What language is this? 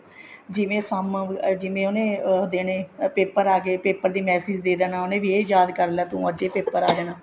Punjabi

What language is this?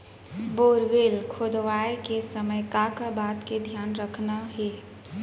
Chhattisgarhi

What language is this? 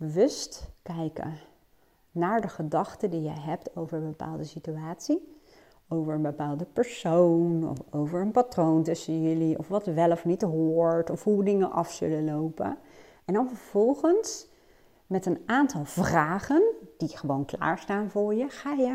Dutch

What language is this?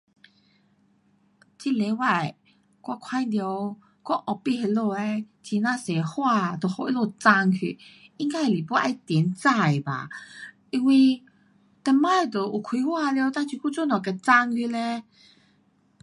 Pu-Xian Chinese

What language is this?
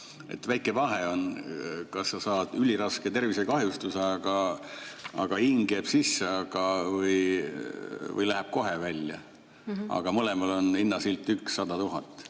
Estonian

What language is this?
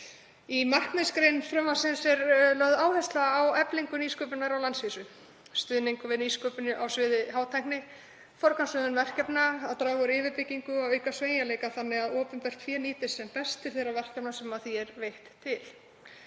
Icelandic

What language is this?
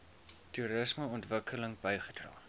Afrikaans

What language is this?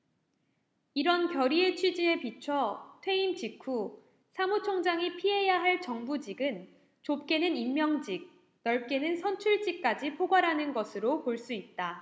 Korean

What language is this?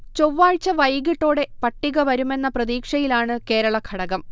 Malayalam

